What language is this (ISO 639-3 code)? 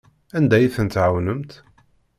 kab